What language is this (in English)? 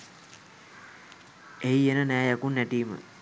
Sinhala